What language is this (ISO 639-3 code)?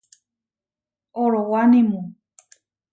var